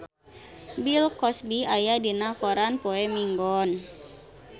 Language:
Sundanese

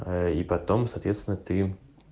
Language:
Russian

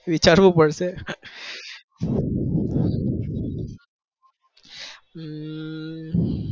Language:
Gujarati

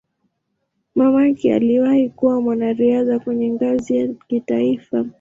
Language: Swahili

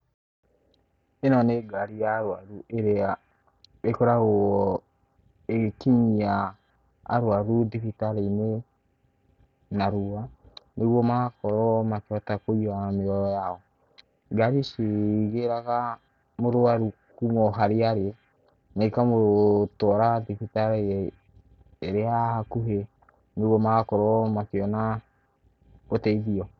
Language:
Kikuyu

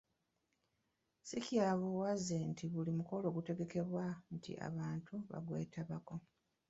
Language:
Ganda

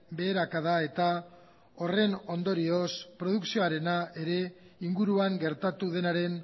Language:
Basque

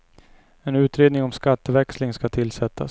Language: Swedish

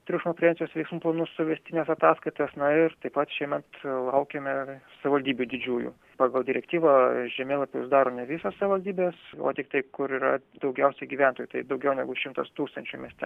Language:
Lithuanian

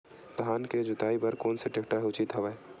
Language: Chhattisgarhi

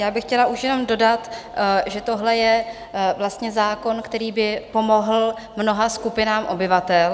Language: Czech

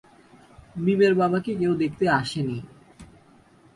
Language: Bangla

